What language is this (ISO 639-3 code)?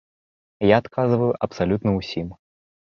bel